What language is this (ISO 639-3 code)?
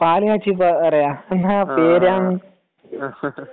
mal